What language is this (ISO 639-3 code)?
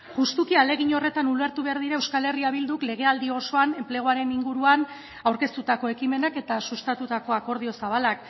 eus